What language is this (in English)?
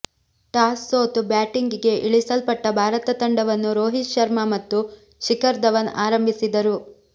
Kannada